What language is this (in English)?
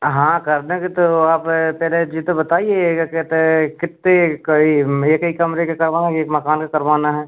Hindi